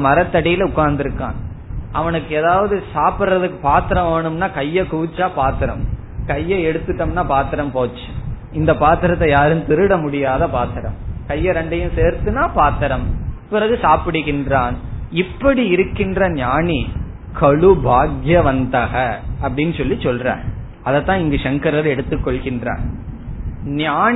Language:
Tamil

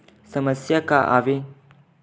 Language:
Chhattisgarhi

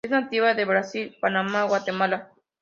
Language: Spanish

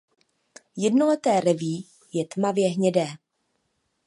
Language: Czech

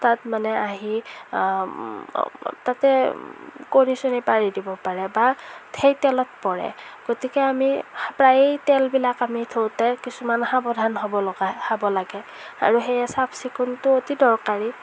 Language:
Assamese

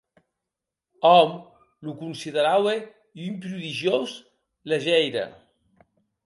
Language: Occitan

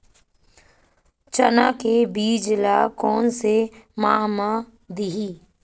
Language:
Chhattisgarhi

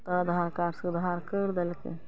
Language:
Maithili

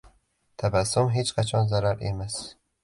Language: Uzbek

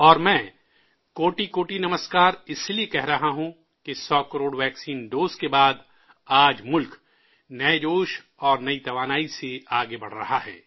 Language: Urdu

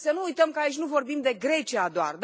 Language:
Romanian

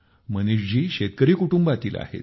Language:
Marathi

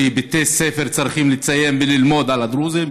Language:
Hebrew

